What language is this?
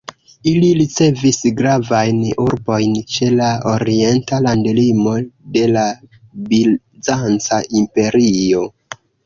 Esperanto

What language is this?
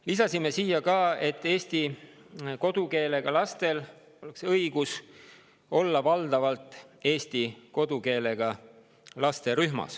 Estonian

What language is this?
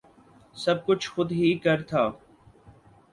Urdu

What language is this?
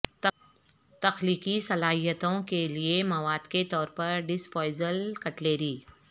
Urdu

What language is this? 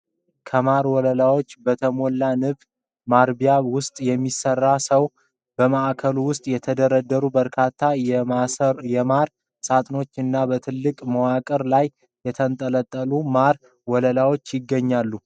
Amharic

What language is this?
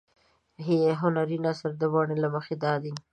Pashto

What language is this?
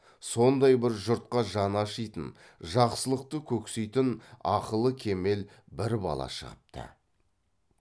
Kazakh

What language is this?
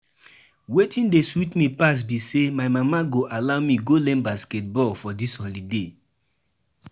Nigerian Pidgin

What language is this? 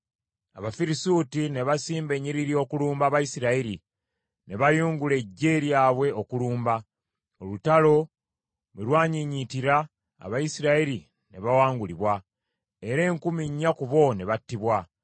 Ganda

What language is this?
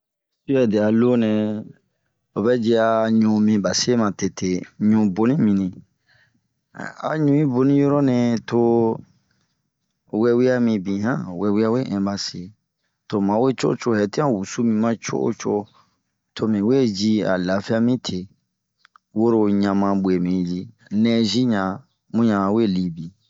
Bomu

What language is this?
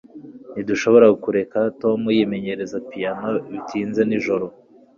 Kinyarwanda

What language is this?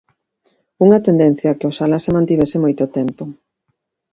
Galician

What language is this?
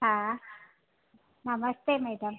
Sindhi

